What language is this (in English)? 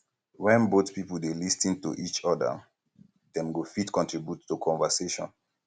Nigerian Pidgin